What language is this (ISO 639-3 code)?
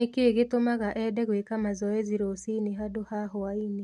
kik